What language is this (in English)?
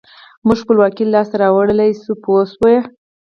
Pashto